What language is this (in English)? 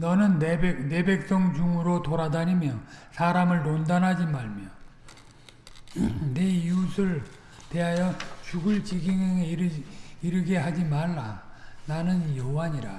Korean